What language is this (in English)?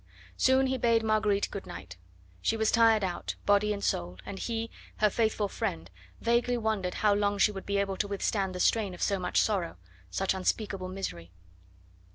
English